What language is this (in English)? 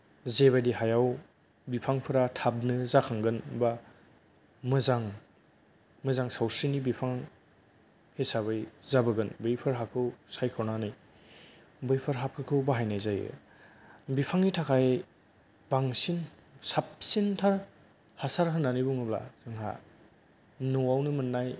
Bodo